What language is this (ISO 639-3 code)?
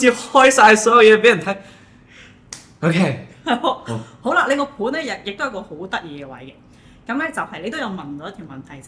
zho